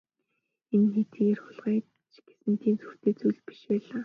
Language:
Mongolian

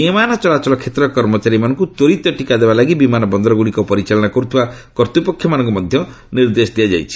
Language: Odia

